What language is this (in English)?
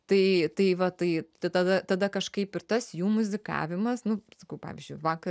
Lithuanian